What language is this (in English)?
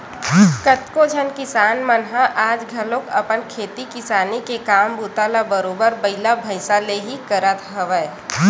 Chhattisgarhi